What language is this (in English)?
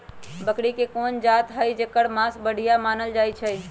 Magahi